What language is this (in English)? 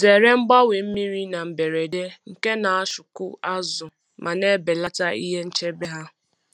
Igbo